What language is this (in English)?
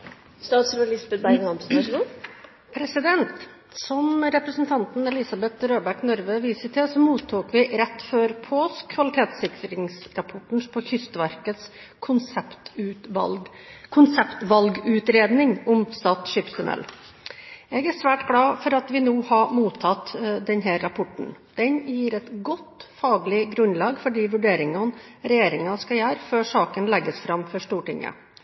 Norwegian